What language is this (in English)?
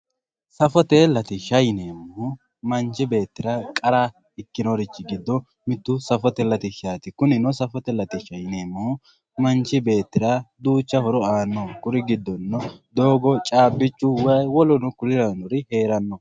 Sidamo